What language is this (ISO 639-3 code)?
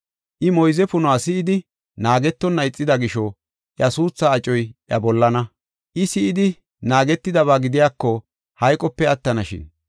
gof